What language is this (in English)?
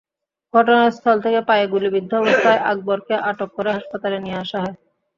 Bangla